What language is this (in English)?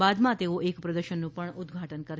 Gujarati